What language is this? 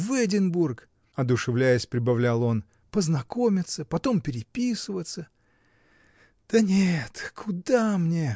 Russian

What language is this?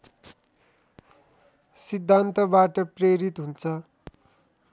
Nepali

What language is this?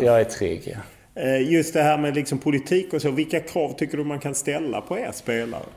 Swedish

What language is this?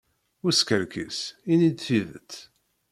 Kabyle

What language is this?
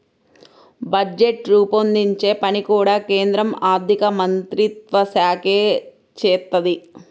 Telugu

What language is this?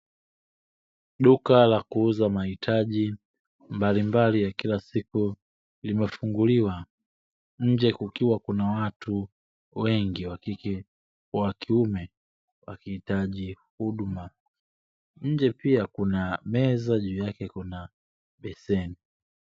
Swahili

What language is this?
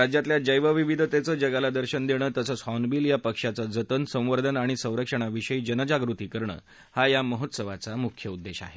Marathi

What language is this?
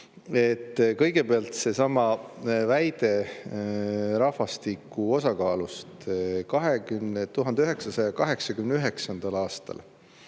Estonian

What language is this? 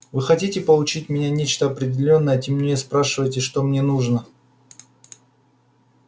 Russian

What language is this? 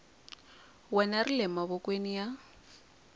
Tsonga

